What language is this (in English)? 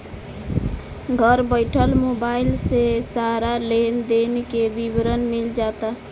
Bhojpuri